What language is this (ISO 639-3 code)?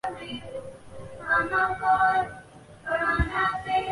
zho